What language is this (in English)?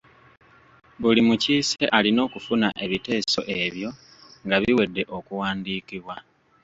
Ganda